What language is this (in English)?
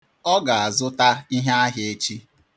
Igbo